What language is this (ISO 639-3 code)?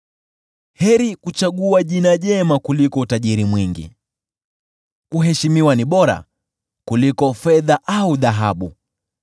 swa